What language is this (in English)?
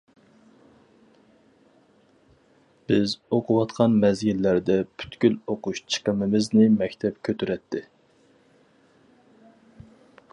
Uyghur